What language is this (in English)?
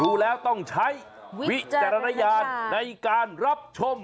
Thai